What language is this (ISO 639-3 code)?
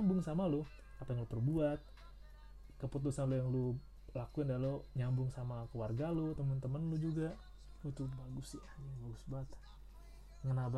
ind